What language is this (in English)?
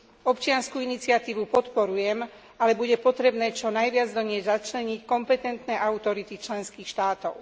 Slovak